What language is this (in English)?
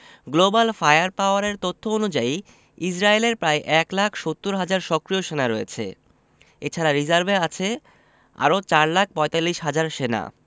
Bangla